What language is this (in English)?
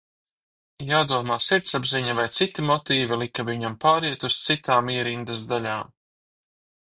Latvian